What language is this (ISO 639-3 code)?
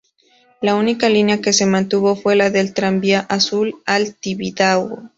spa